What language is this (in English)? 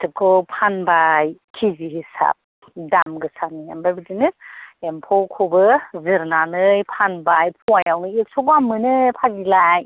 Bodo